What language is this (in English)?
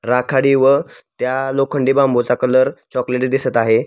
Marathi